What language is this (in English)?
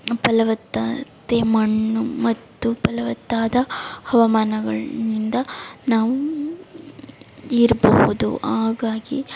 Kannada